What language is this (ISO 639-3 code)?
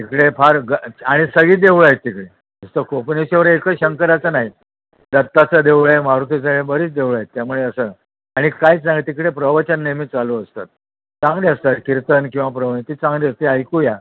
mar